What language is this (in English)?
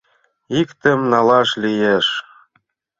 Mari